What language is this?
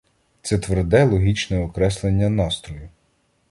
Ukrainian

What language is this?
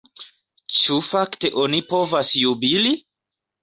Esperanto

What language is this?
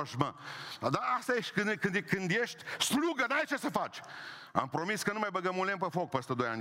Romanian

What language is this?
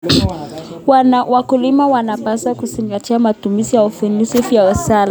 Kalenjin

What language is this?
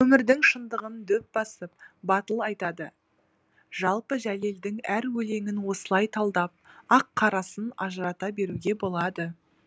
Kazakh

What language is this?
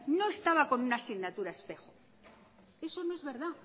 Spanish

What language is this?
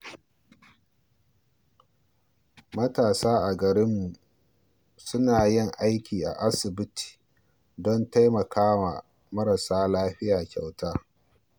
Hausa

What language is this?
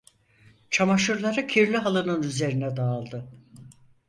Turkish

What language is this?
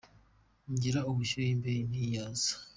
Kinyarwanda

